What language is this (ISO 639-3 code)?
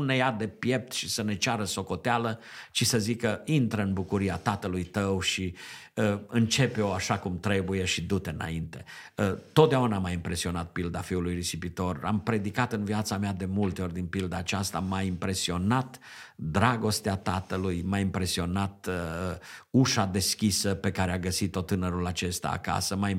ron